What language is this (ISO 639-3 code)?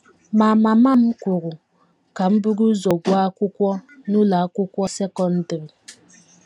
ibo